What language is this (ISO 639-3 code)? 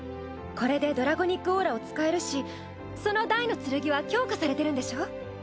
jpn